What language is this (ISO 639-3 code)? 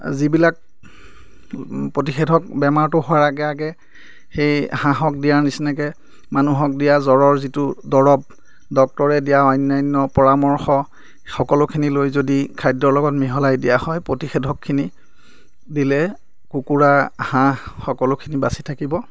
asm